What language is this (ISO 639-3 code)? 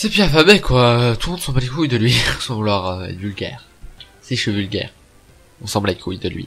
fra